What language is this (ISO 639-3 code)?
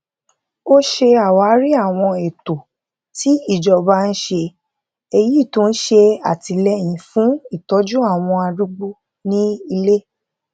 yor